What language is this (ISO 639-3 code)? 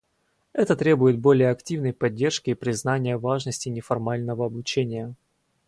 rus